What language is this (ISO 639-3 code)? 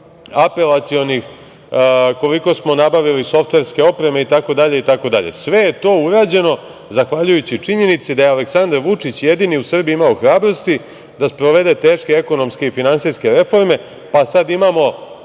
srp